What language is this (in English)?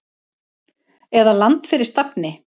Icelandic